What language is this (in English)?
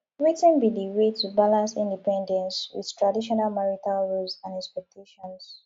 Nigerian Pidgin